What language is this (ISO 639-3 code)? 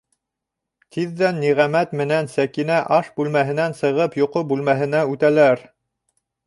bak